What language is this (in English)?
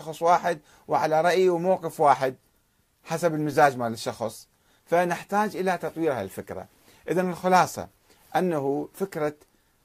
Arabic